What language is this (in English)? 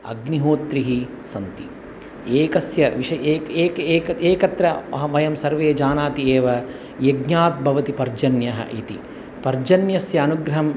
Sanskrit